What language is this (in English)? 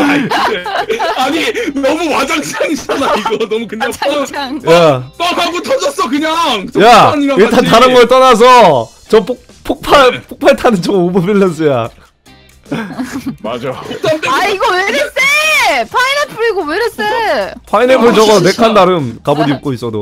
Korean